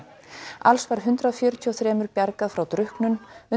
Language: Icelandic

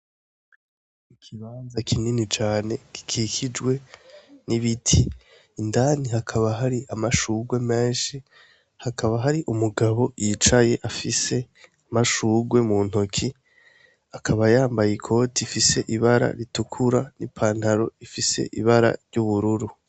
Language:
Rundi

